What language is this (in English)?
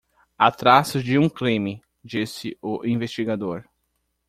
Portuguese